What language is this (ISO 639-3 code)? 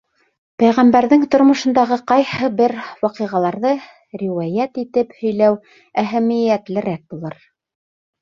bak